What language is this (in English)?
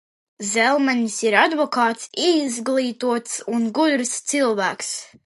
Latvian